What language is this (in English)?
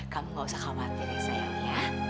Indonesian